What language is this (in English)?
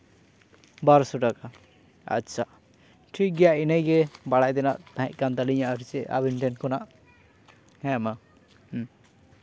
Santali